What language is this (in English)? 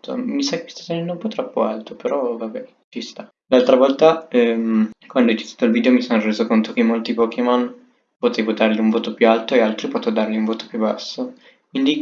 Italian